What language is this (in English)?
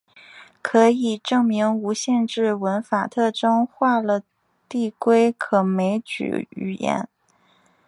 Chinese